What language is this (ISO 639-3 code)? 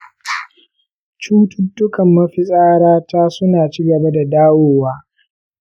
hau